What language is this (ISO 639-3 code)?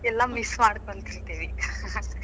kan